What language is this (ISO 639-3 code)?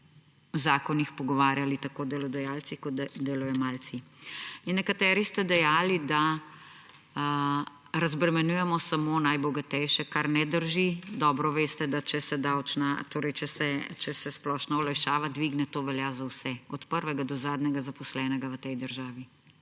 slv